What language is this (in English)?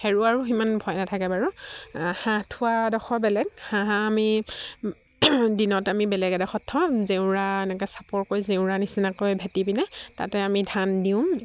Assamese